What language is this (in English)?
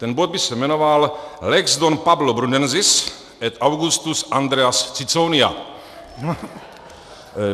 Czech